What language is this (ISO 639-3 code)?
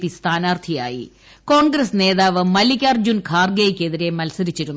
mal